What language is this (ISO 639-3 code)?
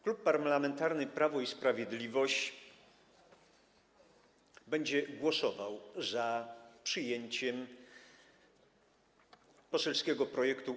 pol